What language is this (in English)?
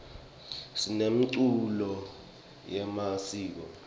Swati